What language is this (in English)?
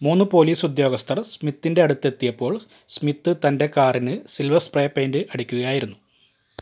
Malayalam